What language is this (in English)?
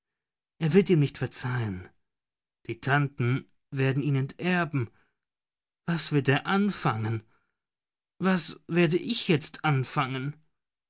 German